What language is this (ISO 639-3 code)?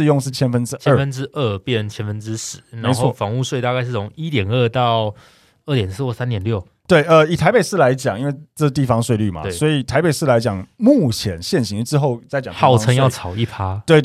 zho